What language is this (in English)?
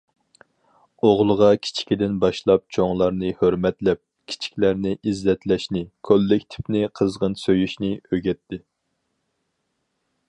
Uyghur